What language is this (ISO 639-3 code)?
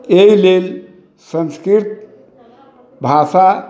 mai